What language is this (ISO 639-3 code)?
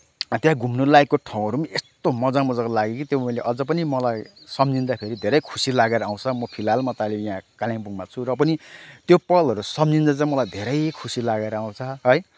nep